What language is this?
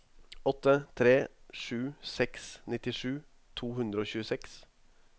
Norwegian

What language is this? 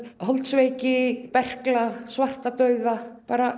Icelandic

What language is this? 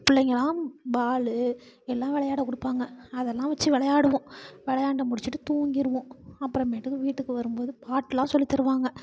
Tamil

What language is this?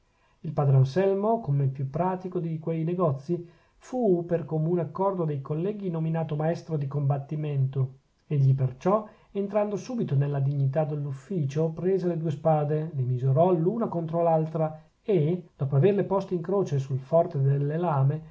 Italian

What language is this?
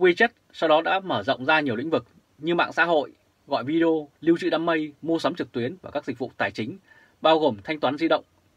Vietnamese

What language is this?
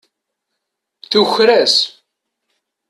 Kabyle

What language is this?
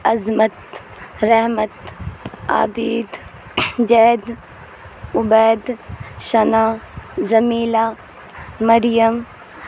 Urdu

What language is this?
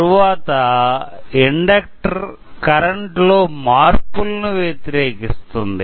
Telugu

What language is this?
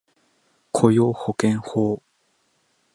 Japanese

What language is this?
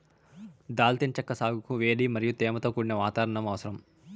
Telugu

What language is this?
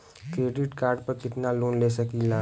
Bhojpuri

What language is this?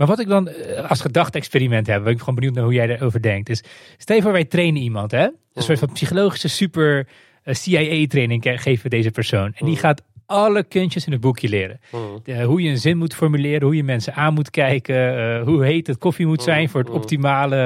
Dutch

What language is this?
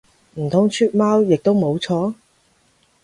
Cantonese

